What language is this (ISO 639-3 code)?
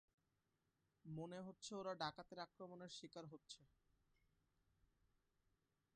ben